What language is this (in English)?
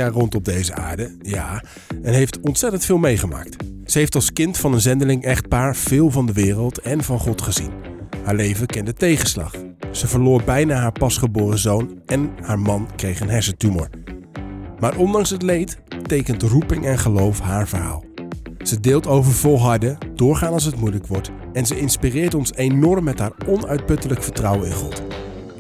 Dutch